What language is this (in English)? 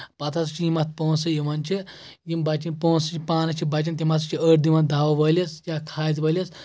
Kashmiri